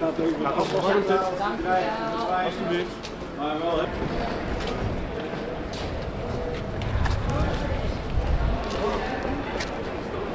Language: Dutch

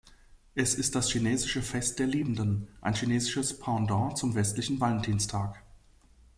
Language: German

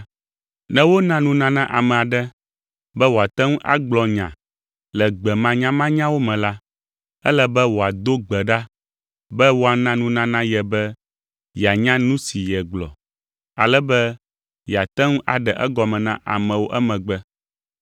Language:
Ewe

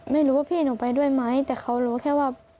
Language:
Thai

